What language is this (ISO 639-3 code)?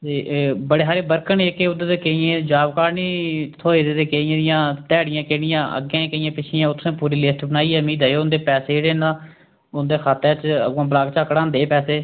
doi